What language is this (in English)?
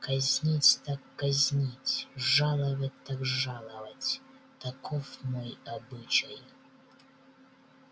Russian